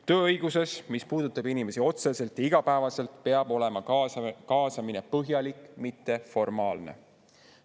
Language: Estonian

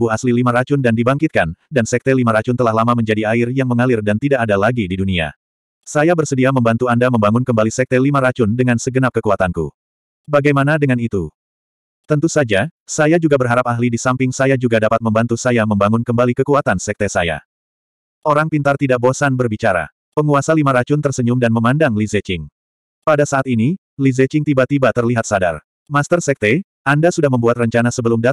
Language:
Indonesian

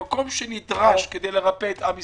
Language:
Hebrew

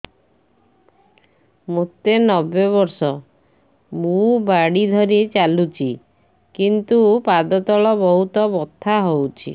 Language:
Odia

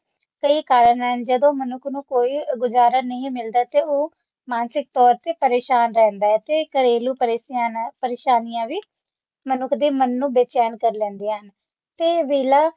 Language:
Punjabi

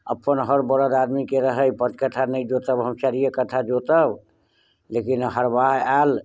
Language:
Maithili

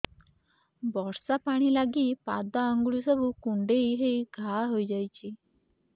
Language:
Odia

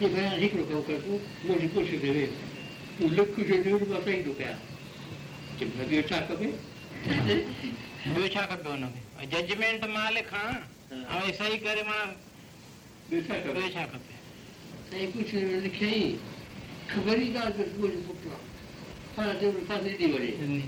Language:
Hindi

